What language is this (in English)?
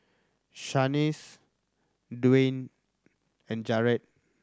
English